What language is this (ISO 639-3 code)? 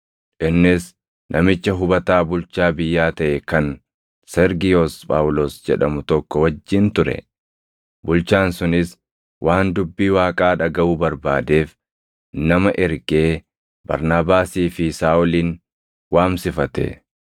orm